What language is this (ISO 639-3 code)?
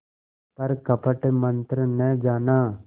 hin